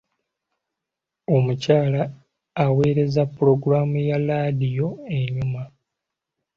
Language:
Ganda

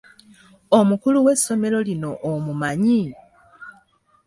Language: Ganda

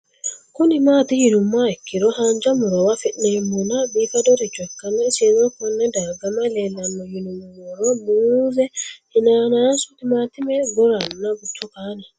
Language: Sidamo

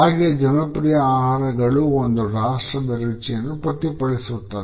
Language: Kannada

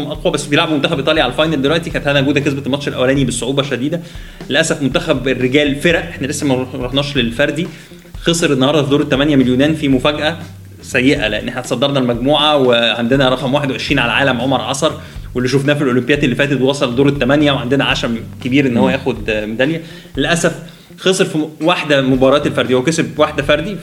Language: Arabic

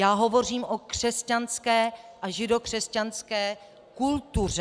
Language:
Czech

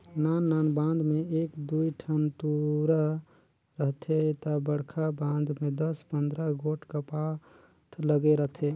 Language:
Chhattisgarhi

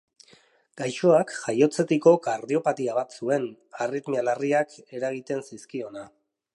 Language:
Basque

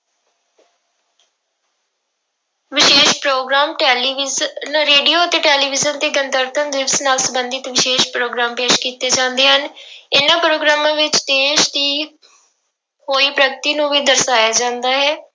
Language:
Punjabi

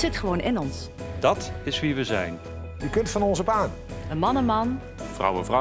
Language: Dutch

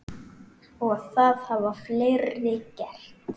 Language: Icelandic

